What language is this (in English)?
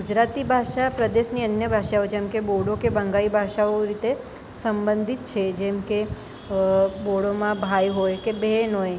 Gujarati